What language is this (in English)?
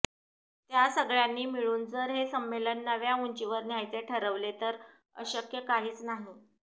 Marathi